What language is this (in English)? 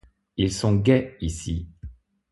French